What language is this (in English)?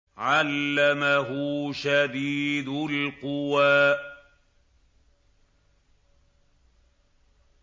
Arabic